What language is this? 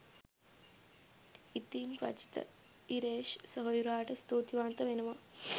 Sinhala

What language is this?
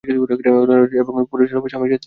Bangla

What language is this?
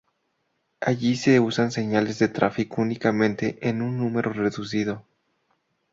Spanish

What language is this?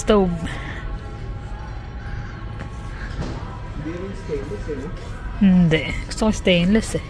Filipino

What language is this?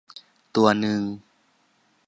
Thai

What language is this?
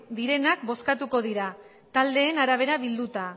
Basque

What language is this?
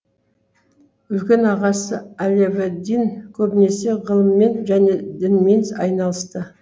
Kazakh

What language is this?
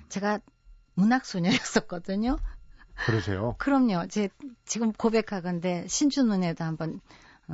Korean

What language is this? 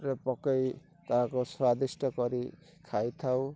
Odia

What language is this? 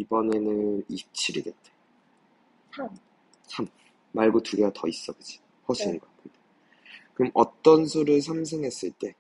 Korean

